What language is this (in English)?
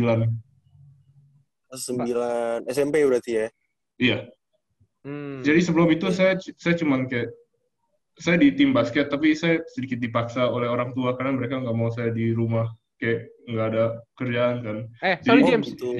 Indonesian